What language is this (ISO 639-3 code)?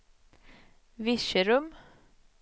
swe